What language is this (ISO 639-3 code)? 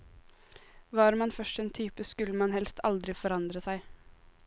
nor